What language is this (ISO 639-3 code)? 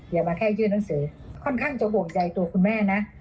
tha